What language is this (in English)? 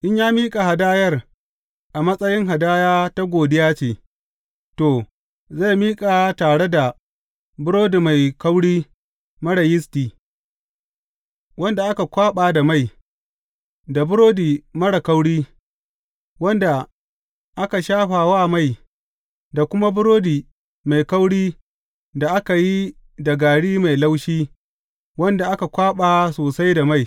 Hausa